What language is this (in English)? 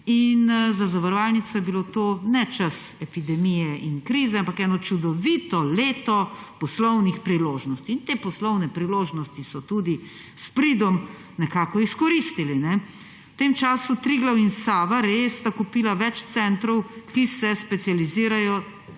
Slovenian